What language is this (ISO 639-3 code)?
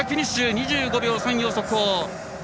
jpn